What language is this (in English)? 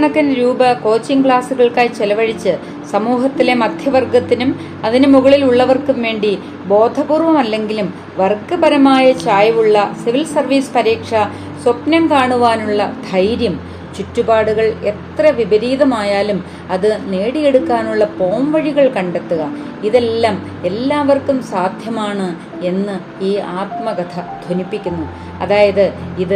Malayalam